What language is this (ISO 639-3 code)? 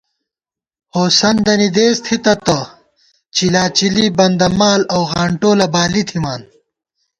gwt